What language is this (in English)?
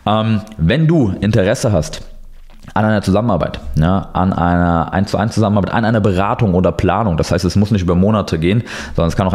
German